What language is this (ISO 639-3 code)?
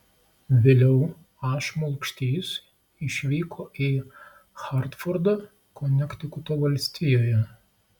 lit